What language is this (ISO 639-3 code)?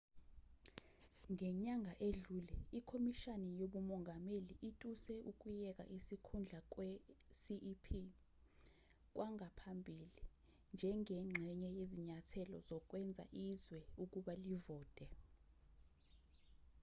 zul